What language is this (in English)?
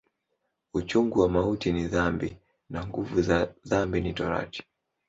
Swahili